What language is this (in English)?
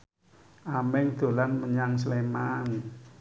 Javanese